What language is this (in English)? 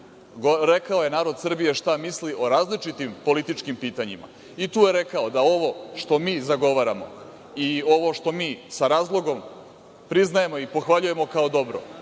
Serbian